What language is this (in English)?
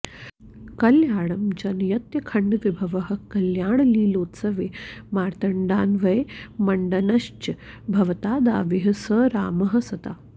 Sanskrit